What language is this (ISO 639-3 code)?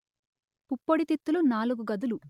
tel